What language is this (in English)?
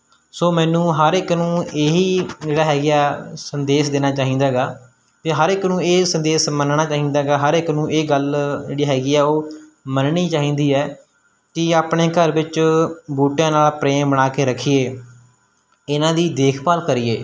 Punjabi